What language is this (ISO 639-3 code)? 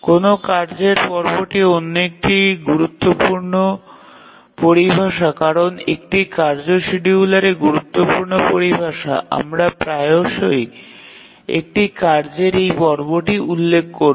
ben